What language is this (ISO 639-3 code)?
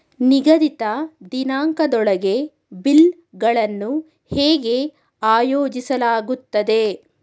kan